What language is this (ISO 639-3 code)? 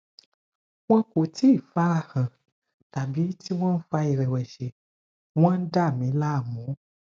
yor